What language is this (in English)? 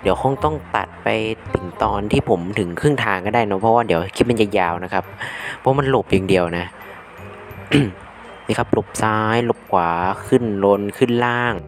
Thai